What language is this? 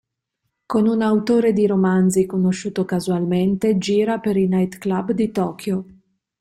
Italian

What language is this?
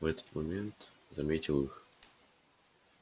Russian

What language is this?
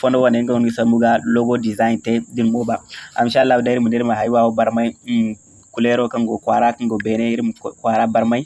Indonesian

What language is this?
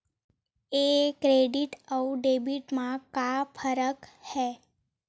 Chhattisgarhi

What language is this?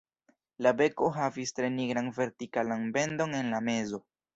Esperanto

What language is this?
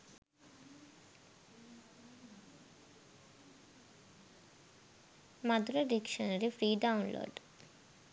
Sinhala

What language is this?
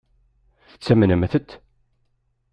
Kabyle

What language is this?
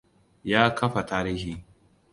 Hausa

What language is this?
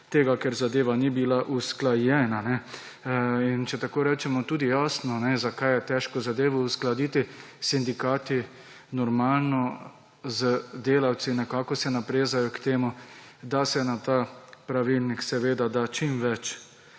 Slovenian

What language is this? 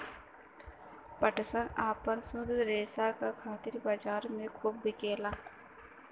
Bhojpuri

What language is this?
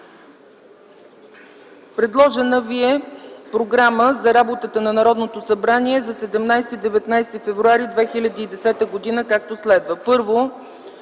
Bulgarian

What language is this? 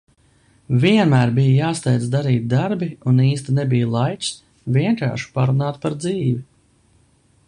Latvian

